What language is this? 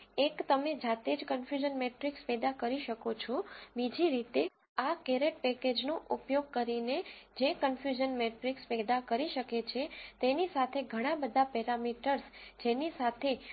Gujarati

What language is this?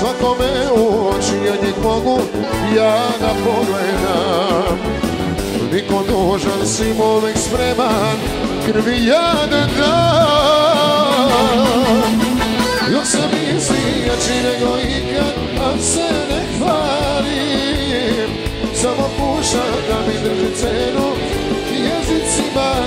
Romanian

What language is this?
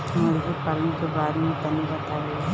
Bhojpuri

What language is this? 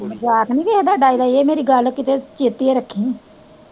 Punjabi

